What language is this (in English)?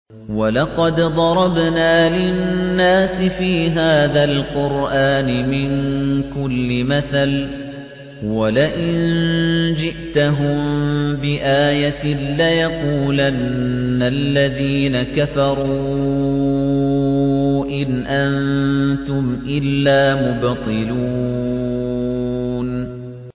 Arabic